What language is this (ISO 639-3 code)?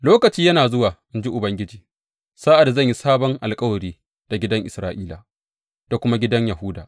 hau